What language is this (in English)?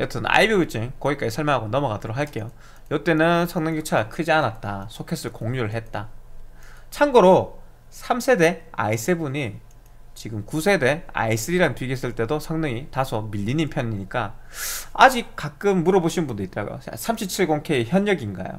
Korean